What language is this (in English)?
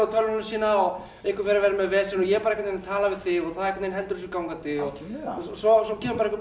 Icelandic